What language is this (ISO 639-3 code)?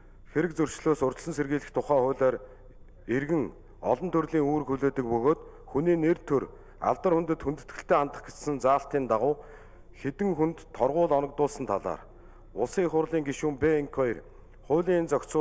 tur